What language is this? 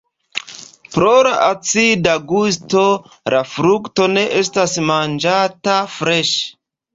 Esperanto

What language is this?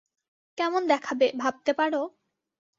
Bangla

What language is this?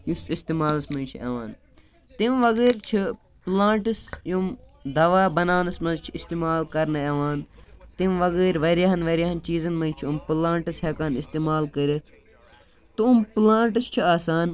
Kashmiri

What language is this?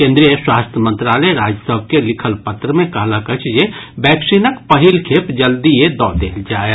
Maithili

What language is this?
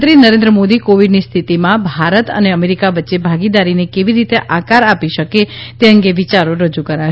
Gujarati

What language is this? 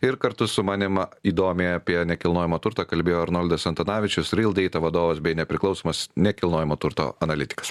Lithuanian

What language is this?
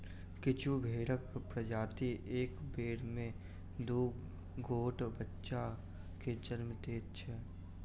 Maithili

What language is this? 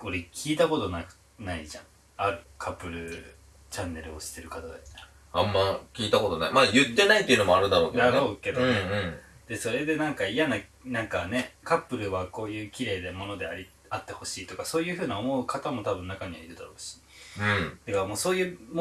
Japanese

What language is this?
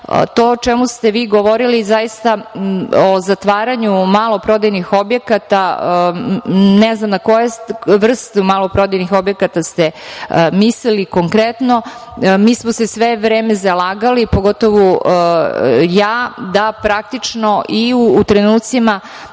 Serbian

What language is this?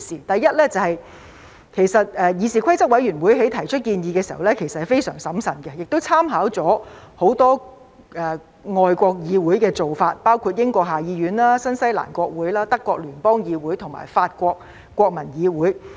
Cantonese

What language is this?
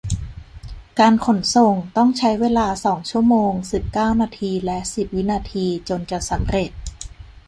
Thai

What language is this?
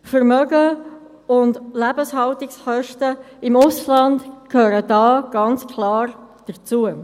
Swiss German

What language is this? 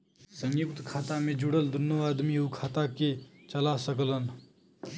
Bhojpuri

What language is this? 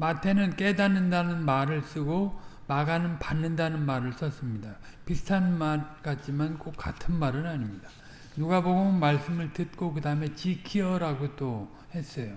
Korean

